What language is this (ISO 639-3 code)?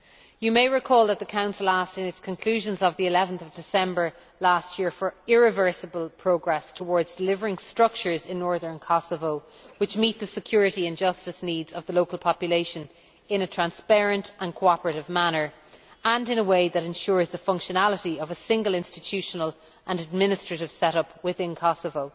eng